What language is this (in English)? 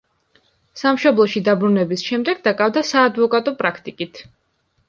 Georgian